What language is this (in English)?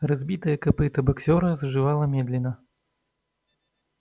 Russian